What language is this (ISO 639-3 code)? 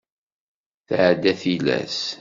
kab